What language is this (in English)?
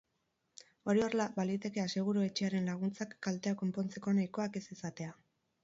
Basque